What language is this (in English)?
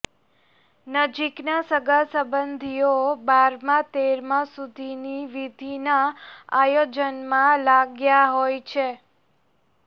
Gujarati